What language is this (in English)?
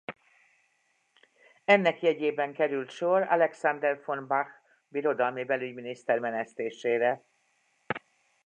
Hungarian